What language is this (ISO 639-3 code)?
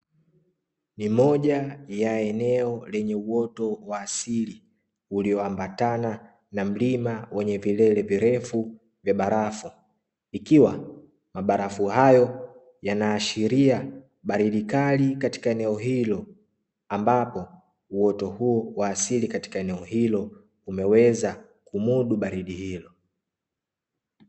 swa